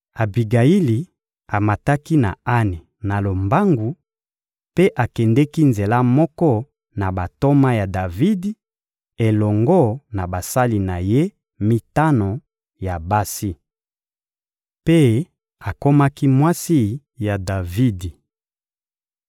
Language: Lingala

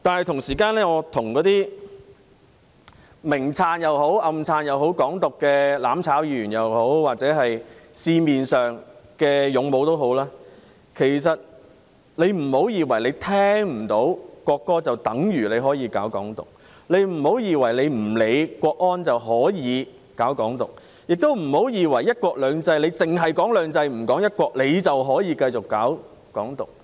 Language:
Cantonese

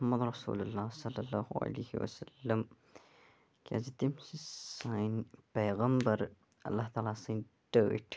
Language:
Kashmiri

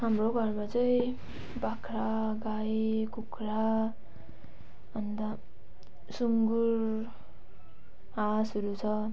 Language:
Nepali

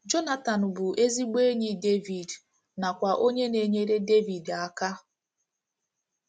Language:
Igbo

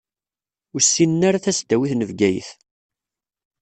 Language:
Kabyle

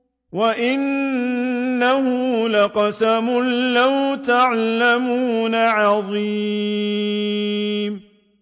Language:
Arabic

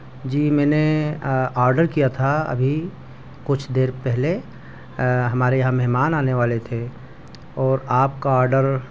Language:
Urdu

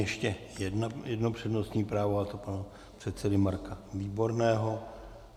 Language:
Czech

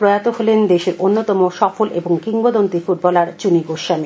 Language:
Bangla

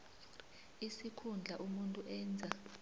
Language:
South Ndebele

